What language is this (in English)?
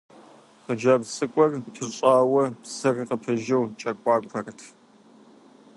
Kabardian